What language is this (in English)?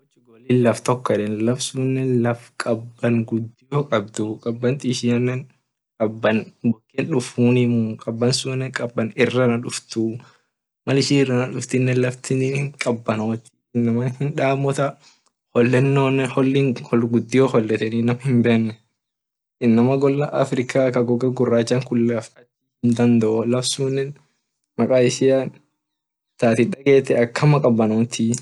Orma